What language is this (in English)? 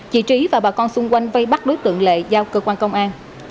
Vietnamese